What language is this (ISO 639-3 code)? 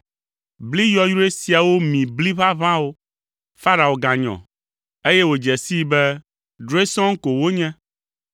ewe